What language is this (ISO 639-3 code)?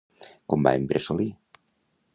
cat